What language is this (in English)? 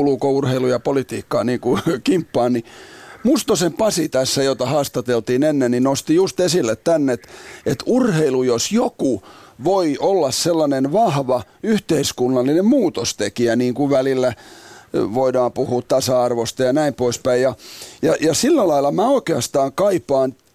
Finnish